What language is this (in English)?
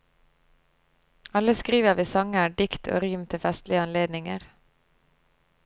Norwegian